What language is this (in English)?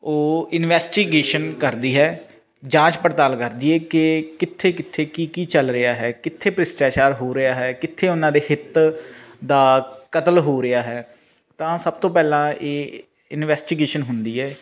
Punjabi